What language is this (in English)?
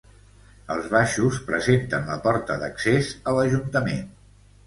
Catalan